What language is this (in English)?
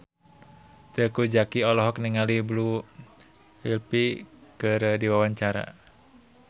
Sundanese